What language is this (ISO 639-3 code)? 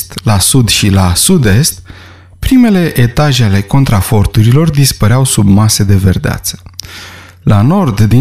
ron